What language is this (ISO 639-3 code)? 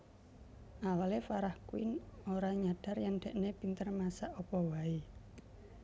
jav